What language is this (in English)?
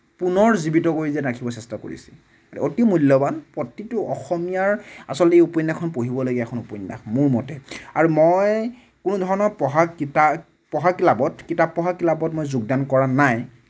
Assamese